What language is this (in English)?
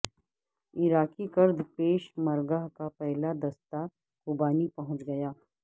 Urdu